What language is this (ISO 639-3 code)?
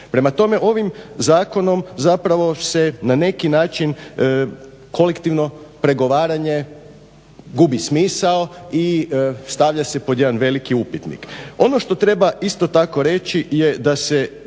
hrv